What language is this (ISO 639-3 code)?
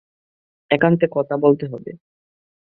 ben